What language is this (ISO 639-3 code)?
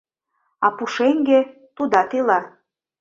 chm